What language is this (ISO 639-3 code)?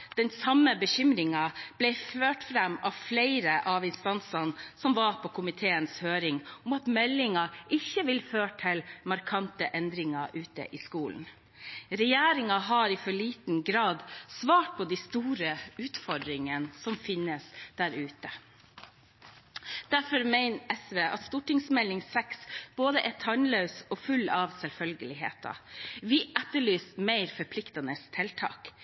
nob